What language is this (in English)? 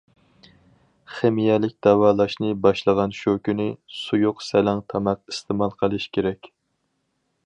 Uyghur